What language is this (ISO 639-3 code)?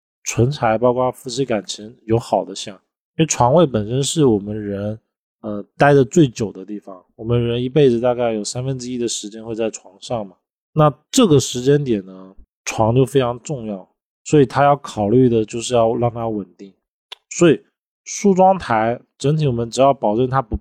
zho